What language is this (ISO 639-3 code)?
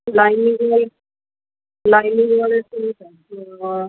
pan